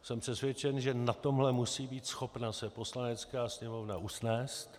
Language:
Czech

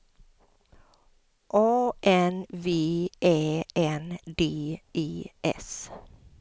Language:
Swedish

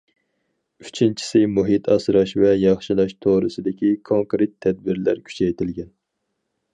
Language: Uyghur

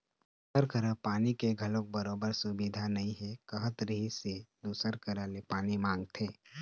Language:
Chhattisgarhi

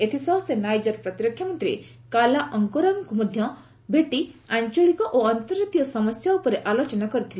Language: Odia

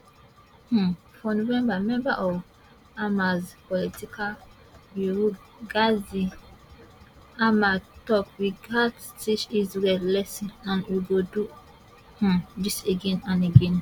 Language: Nigerian Pidgin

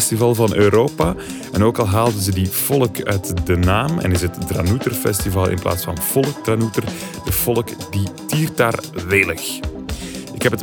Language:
Dutch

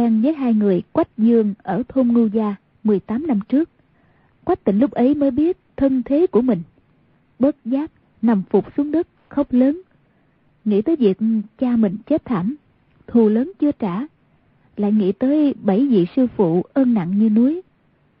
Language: Vietnamese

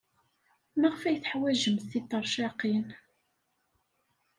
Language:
Kabyle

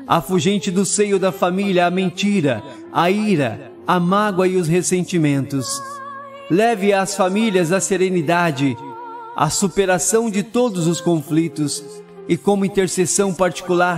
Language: Portuguese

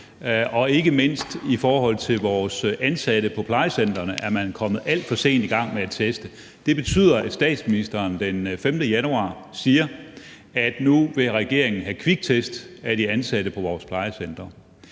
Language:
Danish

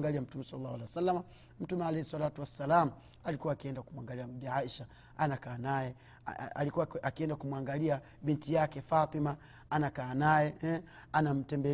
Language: Swahili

